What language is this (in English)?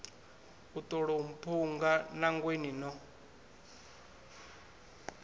Venda